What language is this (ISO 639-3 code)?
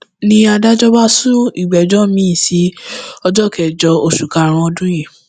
yor